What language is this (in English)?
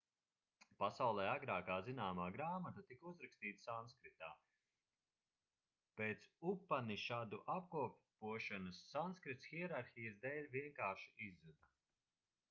Latvian